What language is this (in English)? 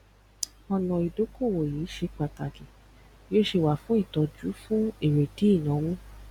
Yoruba